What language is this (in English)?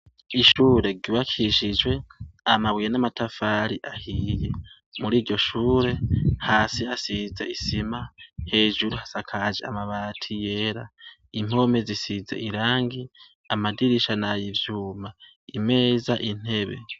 Rundi